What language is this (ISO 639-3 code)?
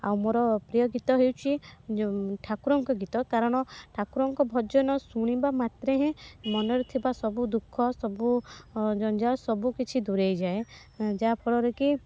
ori